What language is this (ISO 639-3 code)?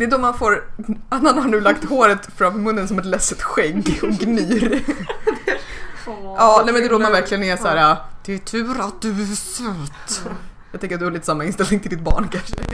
swe